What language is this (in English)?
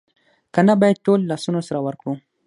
Pashto